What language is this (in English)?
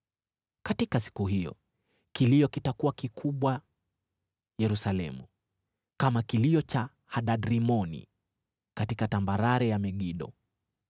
Swahili